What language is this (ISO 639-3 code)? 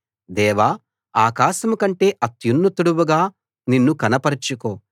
tel